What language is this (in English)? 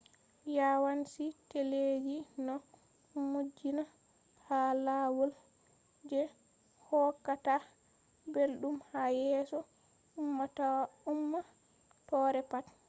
Fula